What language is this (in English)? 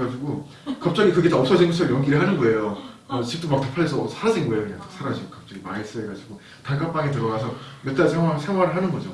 Korean